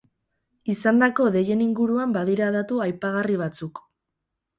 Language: Basque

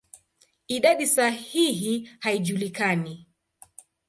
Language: Swahili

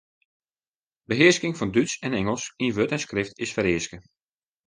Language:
Western Frisian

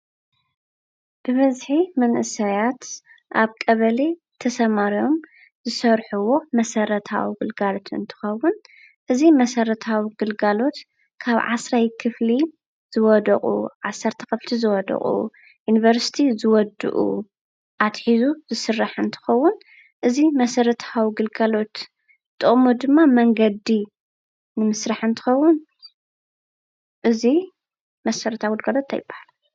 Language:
Tigrinya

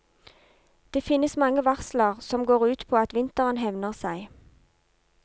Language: Norwegian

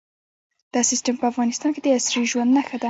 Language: Pashto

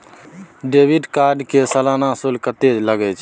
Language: Maithili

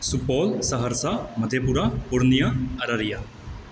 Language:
Maithili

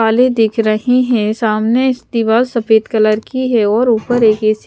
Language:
Hindi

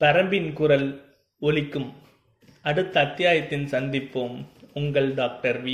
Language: Tamil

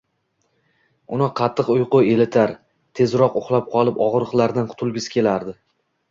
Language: Uzbek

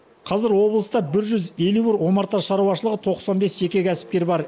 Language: Kazakh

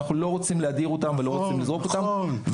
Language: Hebrew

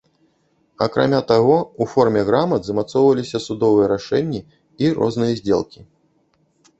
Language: Belarusian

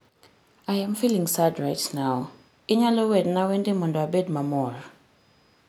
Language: Luo (Kenya and Tanzania)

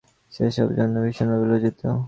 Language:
Bangla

